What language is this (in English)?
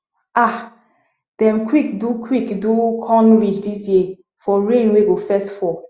Nigerian Pidgin